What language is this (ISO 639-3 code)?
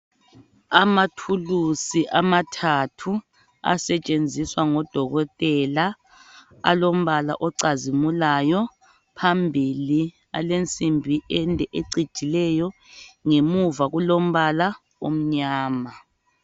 nde